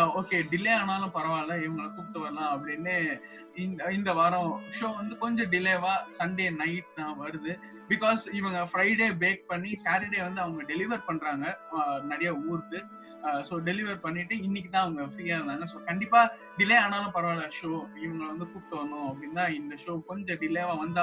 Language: Tamil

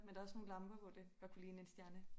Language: Danish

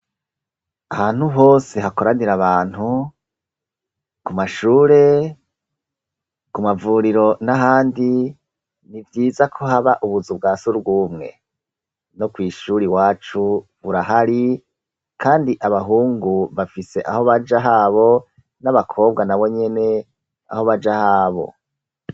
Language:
Rundi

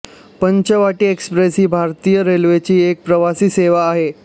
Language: Marathi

